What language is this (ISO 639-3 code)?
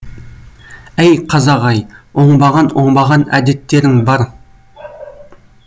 kaz